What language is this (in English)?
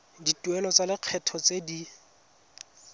Tswana